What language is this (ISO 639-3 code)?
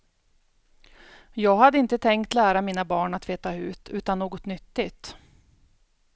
swe